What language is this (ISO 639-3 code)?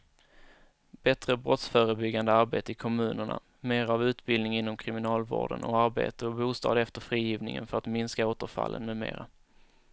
swe